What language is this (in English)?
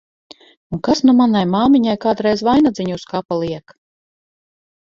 Latvian